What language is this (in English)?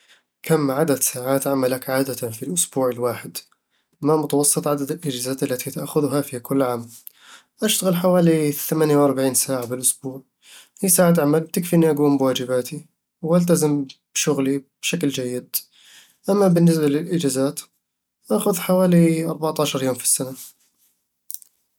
Eastern Egyptian Bedawi Arabic